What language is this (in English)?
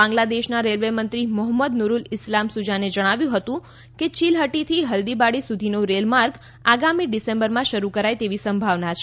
Gujarati